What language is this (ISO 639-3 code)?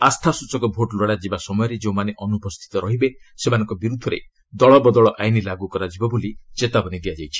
ori